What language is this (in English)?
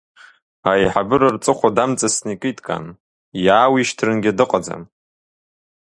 Abkhazian